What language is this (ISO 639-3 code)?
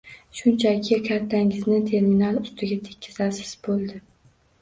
uzb